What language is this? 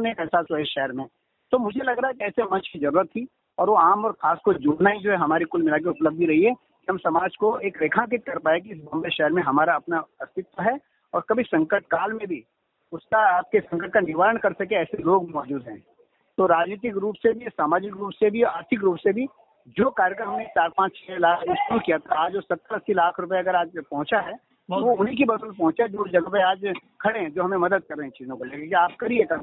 Hindi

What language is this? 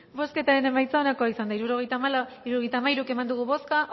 Basque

